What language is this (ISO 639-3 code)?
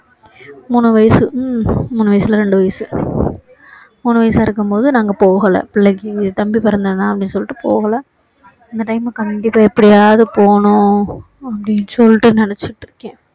tam